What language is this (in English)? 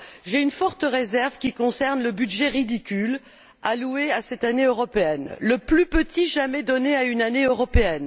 French